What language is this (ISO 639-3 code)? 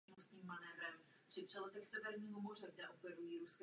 ces